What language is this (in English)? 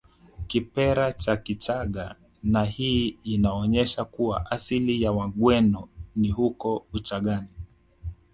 Swahili